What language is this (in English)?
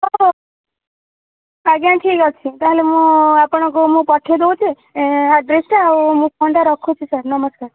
Odia